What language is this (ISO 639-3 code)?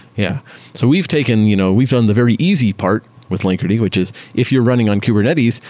eng